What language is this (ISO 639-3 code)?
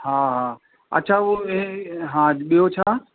snd